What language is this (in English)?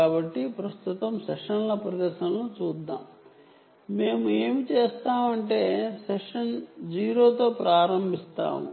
Telugu